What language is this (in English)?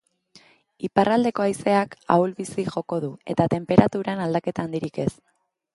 Basque